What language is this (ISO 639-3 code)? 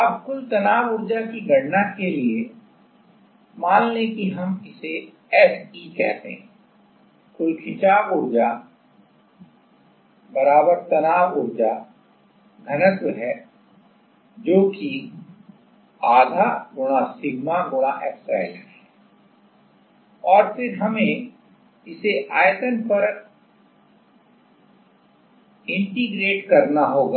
hin